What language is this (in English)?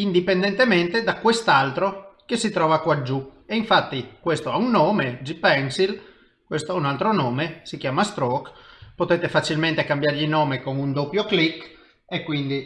Italian